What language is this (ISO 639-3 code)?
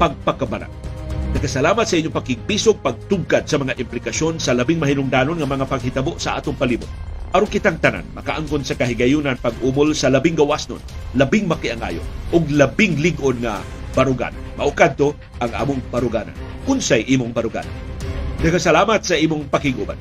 fil